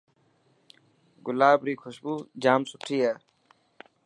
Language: Dhatki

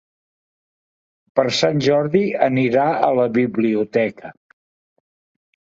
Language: Catalan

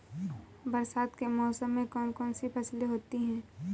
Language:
Hindi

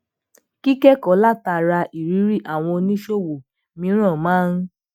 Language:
Yoruba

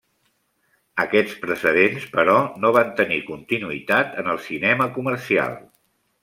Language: Catalan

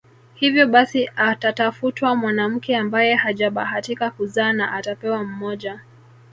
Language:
Swahili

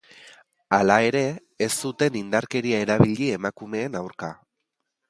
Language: Basque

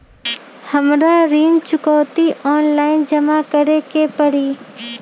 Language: Magahi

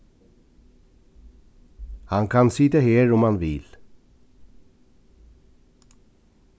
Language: Faroese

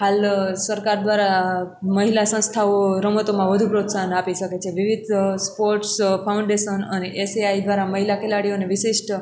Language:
Gujarati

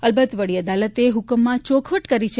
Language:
Gujarati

